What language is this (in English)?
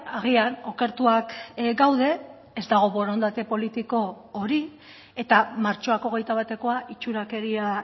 Basque